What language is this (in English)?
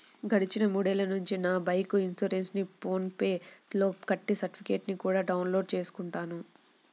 Telugu